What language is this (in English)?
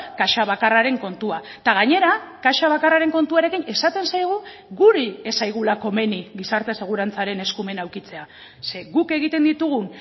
Basque